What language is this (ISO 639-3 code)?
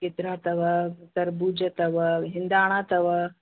snd